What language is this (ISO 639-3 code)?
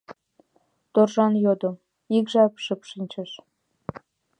chm